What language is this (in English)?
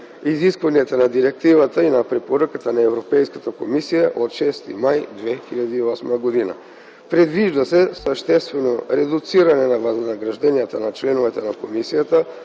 Bulgarian